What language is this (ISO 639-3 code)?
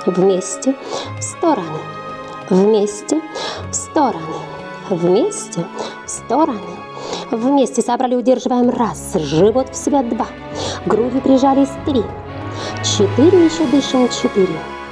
rus